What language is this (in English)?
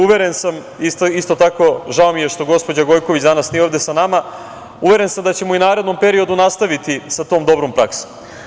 Serbian